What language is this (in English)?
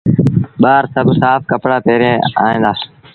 Sindhi Bhil